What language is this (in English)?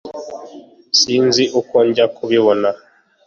Kinyarwanda